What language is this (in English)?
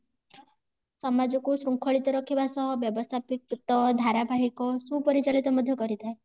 Odia